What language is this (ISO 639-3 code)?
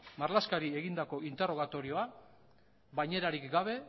eus